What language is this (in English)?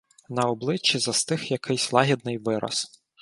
Ukrainian